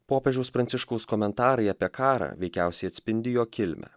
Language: Lithuanian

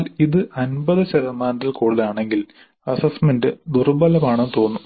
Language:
Malayalam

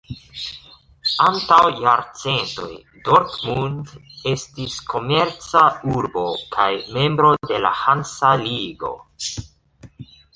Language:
Esperanto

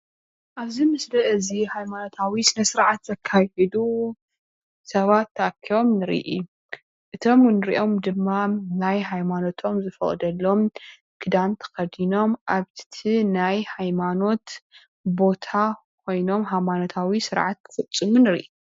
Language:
Tigrinya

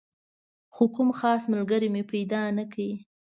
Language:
Pashto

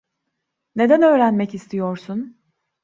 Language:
Turkish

